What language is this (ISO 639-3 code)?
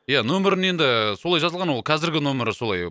kaz